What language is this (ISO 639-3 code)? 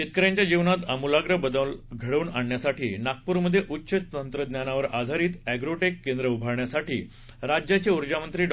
mar